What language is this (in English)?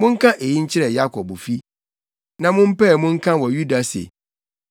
Akan